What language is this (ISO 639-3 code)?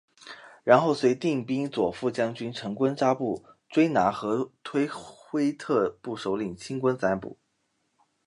zho